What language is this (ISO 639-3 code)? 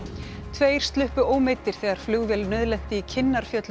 isl